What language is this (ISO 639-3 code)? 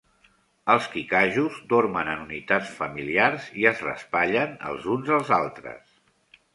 cat